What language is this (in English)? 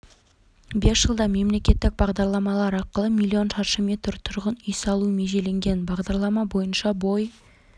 Kazakh